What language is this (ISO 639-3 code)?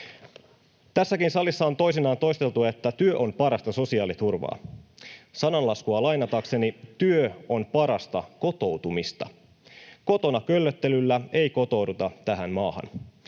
fin